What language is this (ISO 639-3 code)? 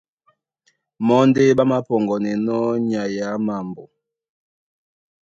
dua